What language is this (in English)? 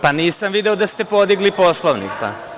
Serbian